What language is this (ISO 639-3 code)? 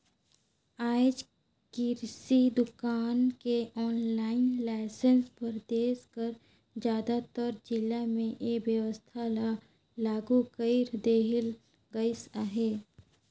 hne